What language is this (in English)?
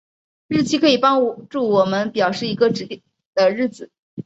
Chinese